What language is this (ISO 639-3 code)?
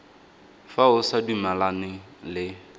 tsn